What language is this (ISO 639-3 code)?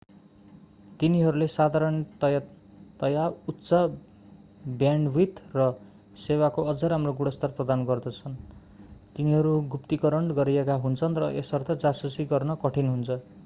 nep